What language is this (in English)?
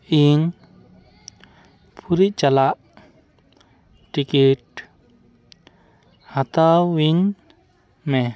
Santali